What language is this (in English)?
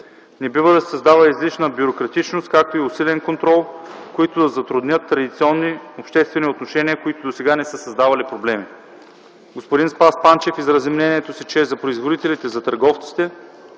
Bulgarian